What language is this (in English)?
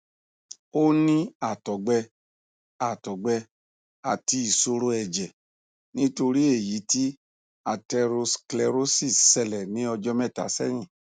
Yoruba